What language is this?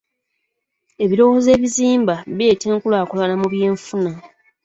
Ganda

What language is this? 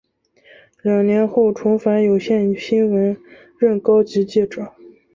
Chinese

